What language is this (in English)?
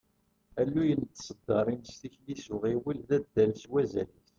Kabyle